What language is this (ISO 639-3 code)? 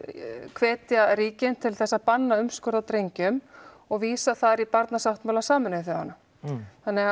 isl